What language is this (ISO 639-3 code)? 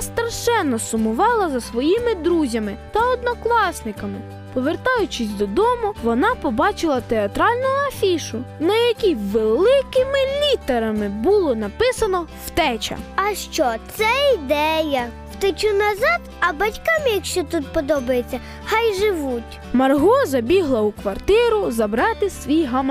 ukr